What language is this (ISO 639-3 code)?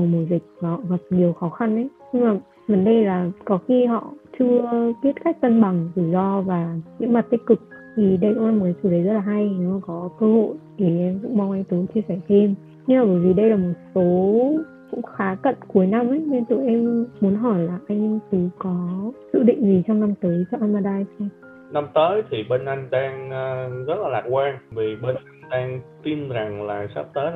vie